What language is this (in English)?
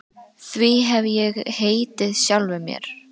Icelandic